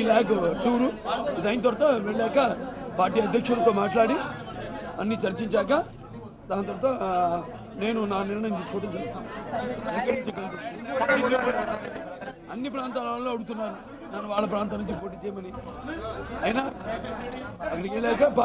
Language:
Turkish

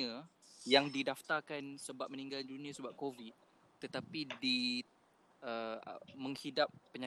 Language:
Malay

